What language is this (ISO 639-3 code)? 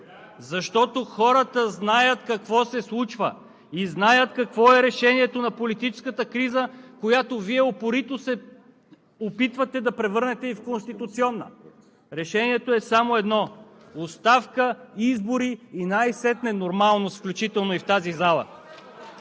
bul